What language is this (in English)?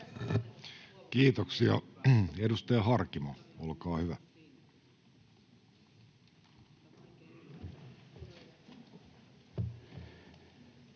Finnish